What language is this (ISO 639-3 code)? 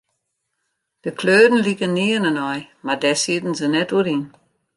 fry